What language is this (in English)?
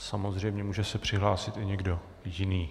Czech